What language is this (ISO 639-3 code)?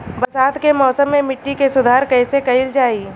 bho